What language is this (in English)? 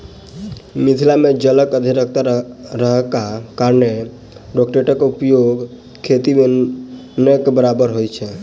Maithili